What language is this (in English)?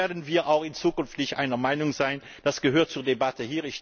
German